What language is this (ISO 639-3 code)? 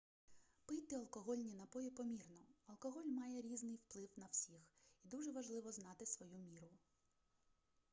ukr